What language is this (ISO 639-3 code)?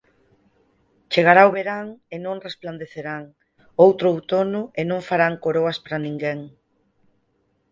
glg